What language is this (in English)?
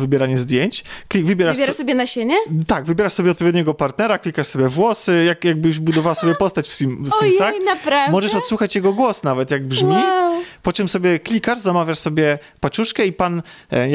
Polish